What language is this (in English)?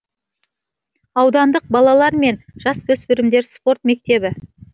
Kazakh